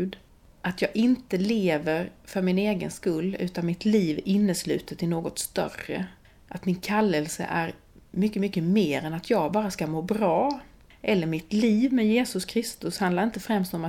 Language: Swedish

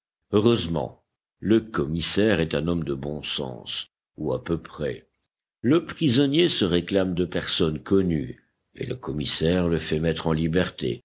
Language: French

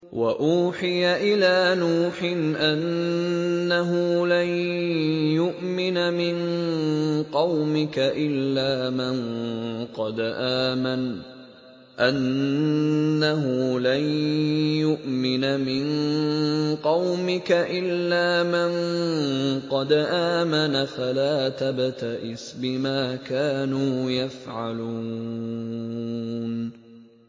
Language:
Arabic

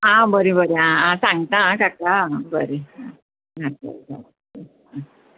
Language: Konkani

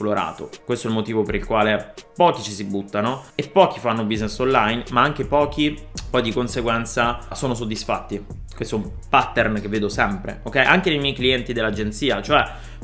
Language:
Italian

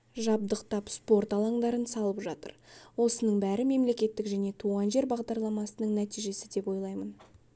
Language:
Kazakh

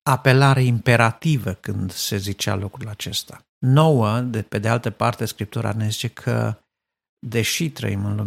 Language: Romanian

